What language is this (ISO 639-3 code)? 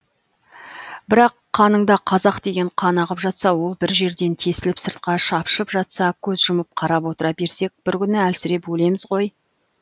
kaz